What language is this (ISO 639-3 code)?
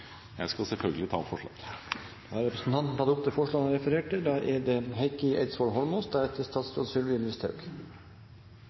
nor